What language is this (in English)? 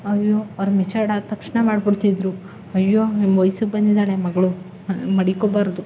Kannada